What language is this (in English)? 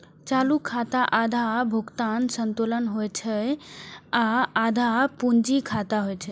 Maithili